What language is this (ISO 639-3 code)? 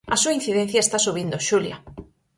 glg